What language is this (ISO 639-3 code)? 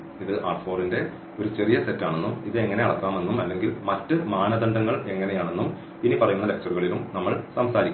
mal